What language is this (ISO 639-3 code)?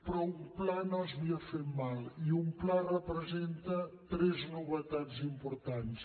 cat